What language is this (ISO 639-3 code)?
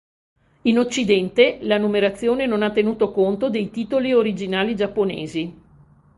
ita